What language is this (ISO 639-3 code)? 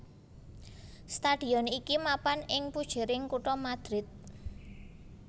jav